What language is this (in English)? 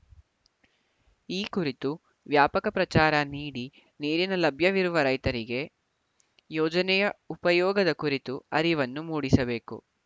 Kannada